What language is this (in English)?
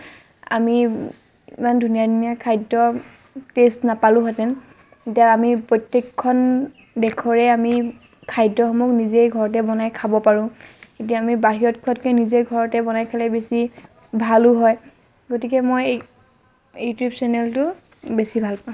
Assamese